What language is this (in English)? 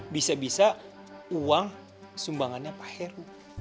Indonesian